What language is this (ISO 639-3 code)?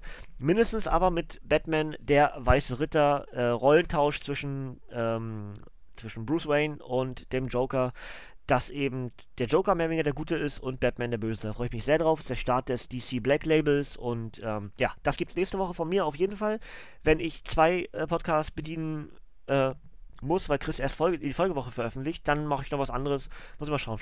deu